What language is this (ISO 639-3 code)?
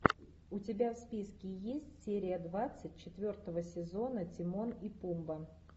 rus